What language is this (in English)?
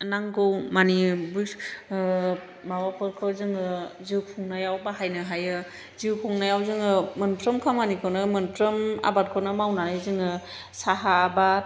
Bodo